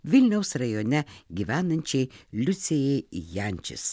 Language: Lithuanian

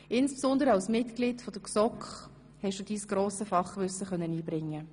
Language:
Swiss German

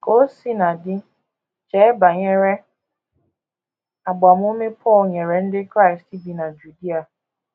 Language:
Igbo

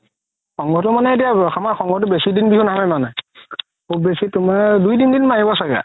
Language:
Assamese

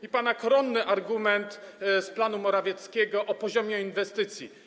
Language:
Polish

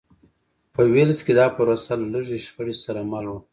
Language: Pashto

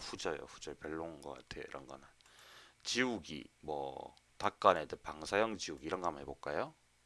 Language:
Korean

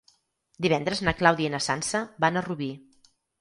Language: Catalan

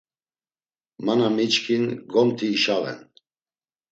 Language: Laz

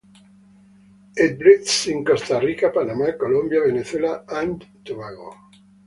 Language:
English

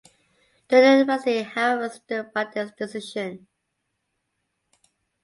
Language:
English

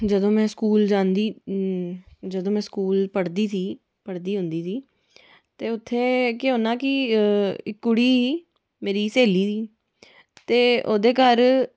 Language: Dogri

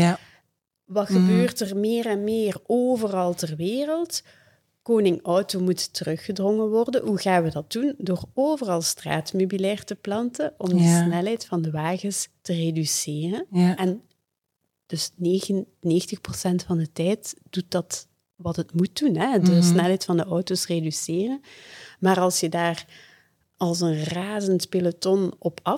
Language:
Dutch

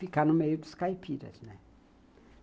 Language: Portuguese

